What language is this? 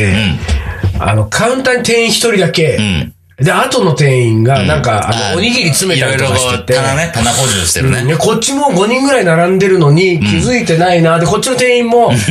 Japanese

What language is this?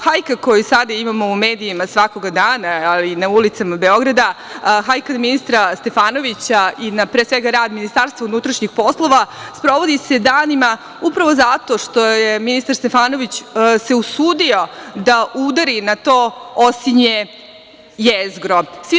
Serbian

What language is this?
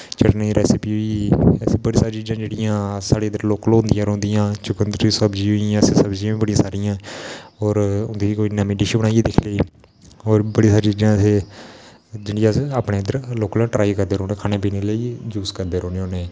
Dogri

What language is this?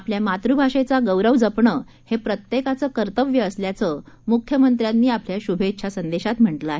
Marathi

